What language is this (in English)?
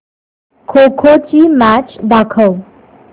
Marathi